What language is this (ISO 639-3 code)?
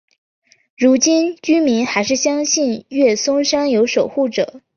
zho